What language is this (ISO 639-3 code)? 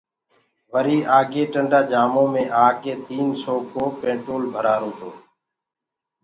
ggg